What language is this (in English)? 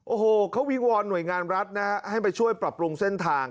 Thai